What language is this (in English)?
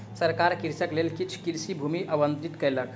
Maithili